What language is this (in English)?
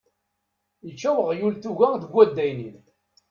Kabyle